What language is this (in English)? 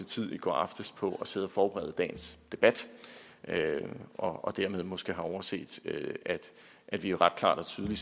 Danish